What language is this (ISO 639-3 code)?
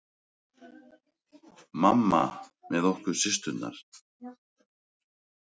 isl